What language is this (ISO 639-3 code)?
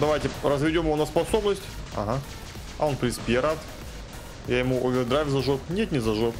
rus